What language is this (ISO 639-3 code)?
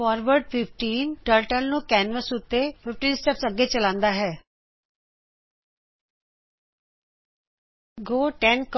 pan